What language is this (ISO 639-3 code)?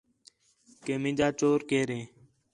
xhe